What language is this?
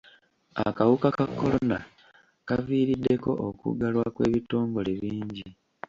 Ganda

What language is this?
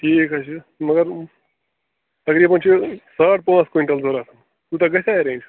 Kashmiri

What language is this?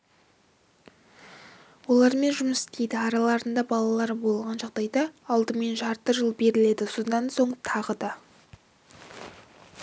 Kazakh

